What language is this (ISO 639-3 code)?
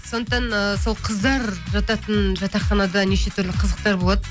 kaz